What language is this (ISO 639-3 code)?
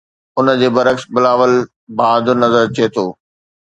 snd